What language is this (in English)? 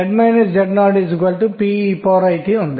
Telugu